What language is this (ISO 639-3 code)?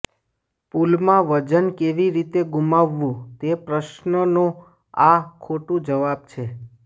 guj